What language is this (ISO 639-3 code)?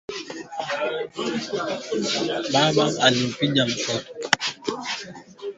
swa